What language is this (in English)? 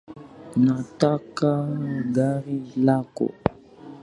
Swahili